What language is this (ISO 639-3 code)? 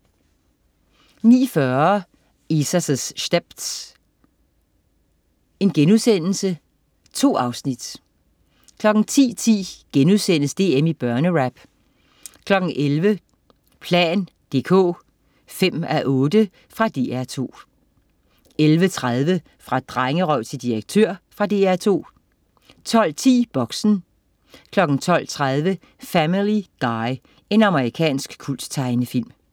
dan